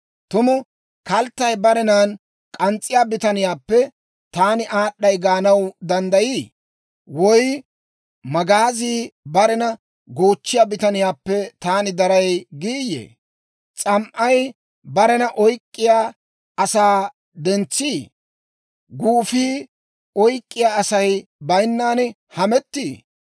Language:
Dawro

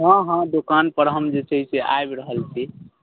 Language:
Maithili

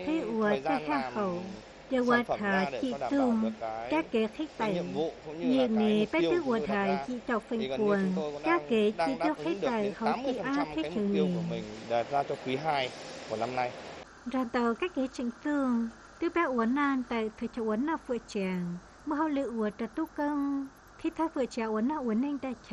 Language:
Vietnamese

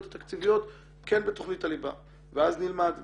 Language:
Hebrew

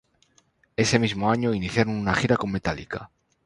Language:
Spanish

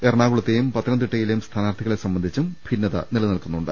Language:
Malayalam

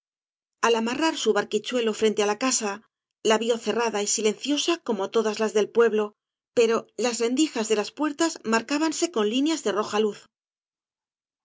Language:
Spanish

